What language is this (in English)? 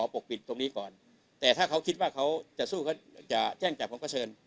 Thai